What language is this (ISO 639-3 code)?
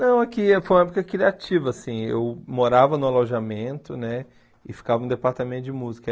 por